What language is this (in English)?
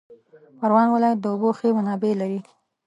Pashto